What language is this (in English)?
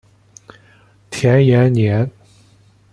Chinese